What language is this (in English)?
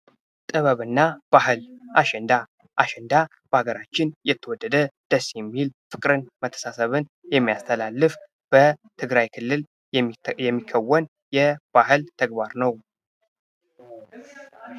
Amharic